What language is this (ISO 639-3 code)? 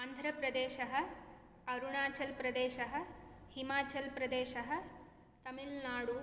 san